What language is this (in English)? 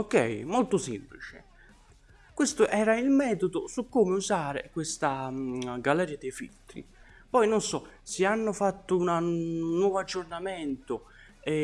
Italian